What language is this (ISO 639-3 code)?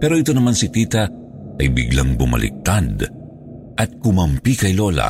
fil